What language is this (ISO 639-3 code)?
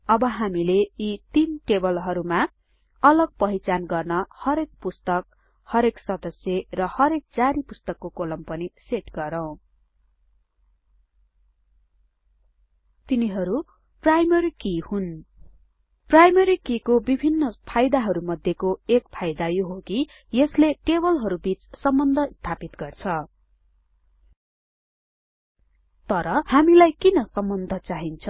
nep